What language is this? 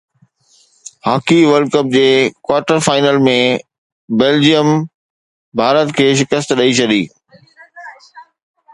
Sindhi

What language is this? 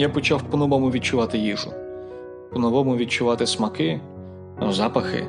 Ukrainian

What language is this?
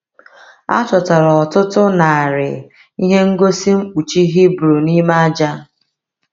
Igbo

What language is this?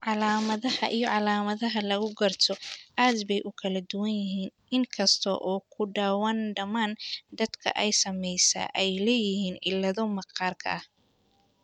Somali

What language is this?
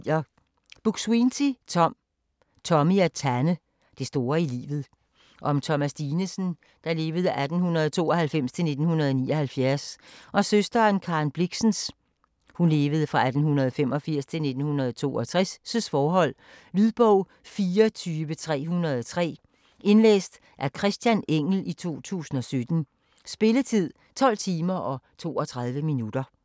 Danish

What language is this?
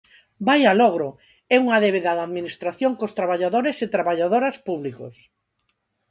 Galician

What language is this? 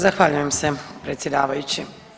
Croatian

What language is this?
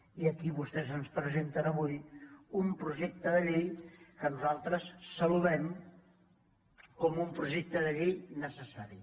Catalan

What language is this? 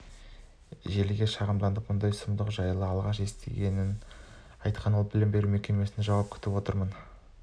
Kazakh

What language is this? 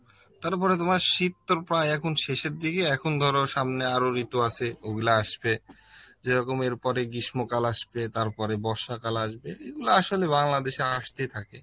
Bangla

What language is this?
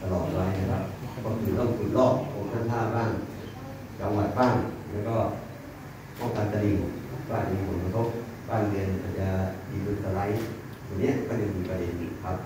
Thai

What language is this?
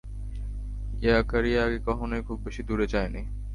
Bangla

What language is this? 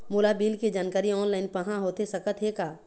Chhattisgarhi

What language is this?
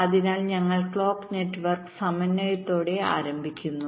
Malayalam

